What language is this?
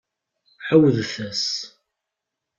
Kabyle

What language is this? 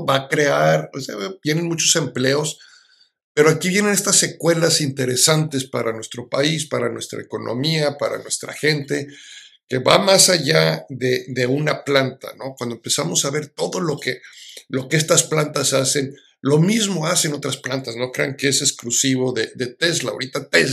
Spanish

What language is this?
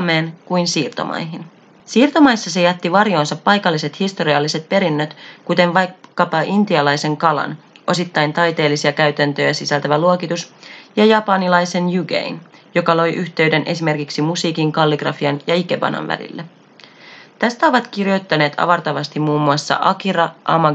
Finnish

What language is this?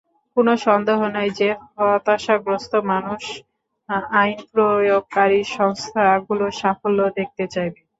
Bangla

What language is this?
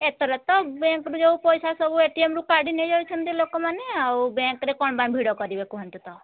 Odia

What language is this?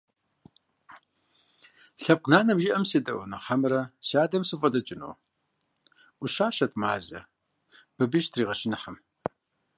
Kabardian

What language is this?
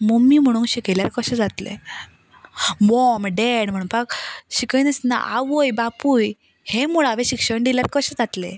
Konkani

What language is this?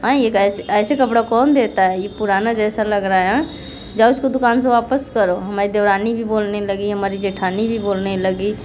Hindi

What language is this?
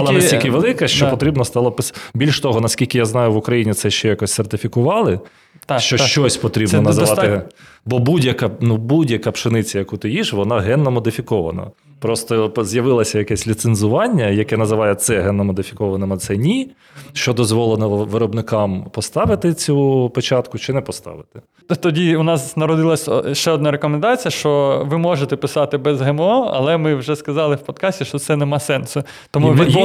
Ukrainian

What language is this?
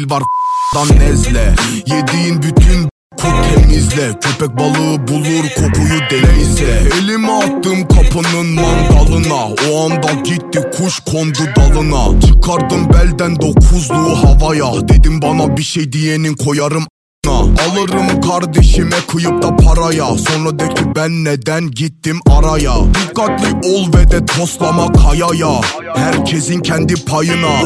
Turkish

